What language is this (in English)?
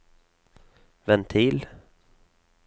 Norwegian